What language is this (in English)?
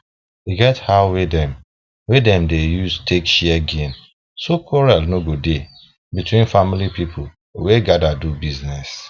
Nigerian Pidgin